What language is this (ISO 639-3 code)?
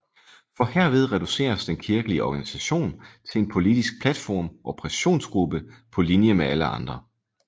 dan